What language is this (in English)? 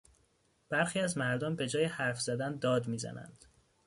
Persian